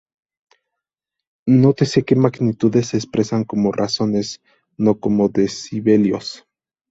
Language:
Spanish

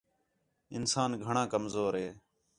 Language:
Khetrani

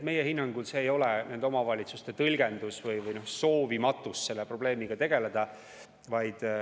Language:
Estonian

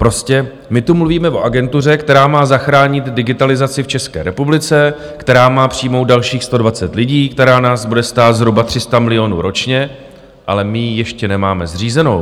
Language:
Czech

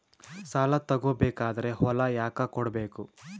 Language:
Kannada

